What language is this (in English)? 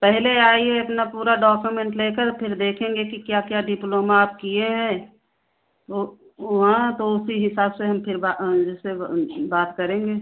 Hindi